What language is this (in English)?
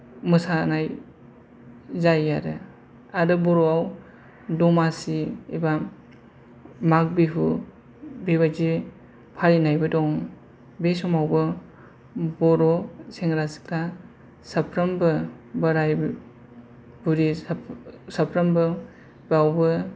Bodo